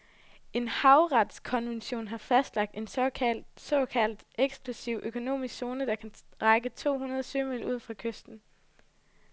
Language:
Danish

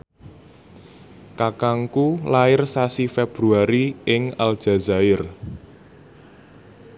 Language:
Javanese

